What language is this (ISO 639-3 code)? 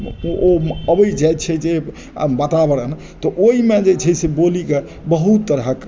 mai